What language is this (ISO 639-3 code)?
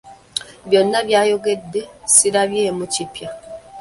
lug